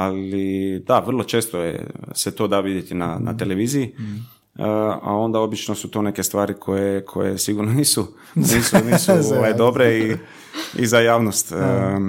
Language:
Croatian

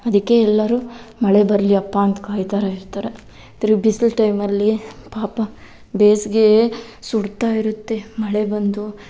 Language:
Kannada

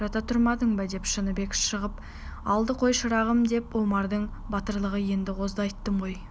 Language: Kazakh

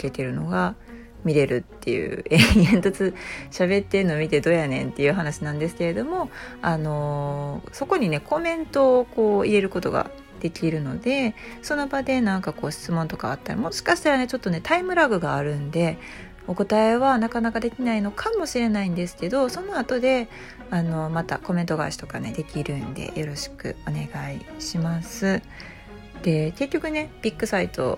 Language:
Japanese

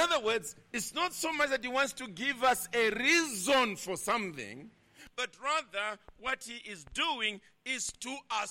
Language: English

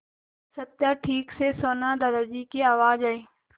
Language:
Hindi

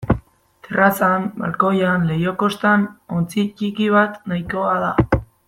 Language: Basque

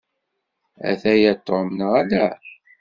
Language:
Kabyle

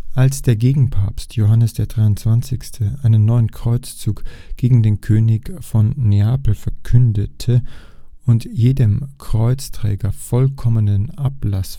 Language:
German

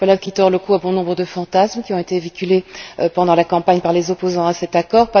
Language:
French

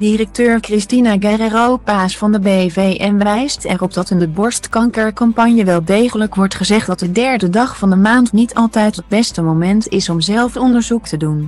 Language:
Dutch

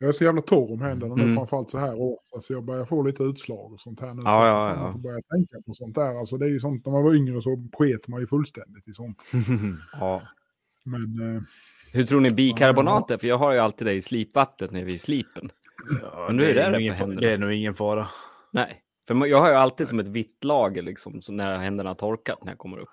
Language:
Swedish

